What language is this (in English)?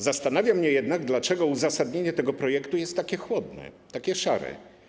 Polish